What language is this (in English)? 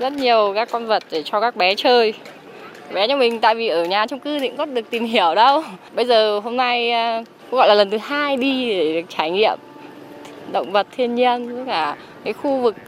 Vietnamese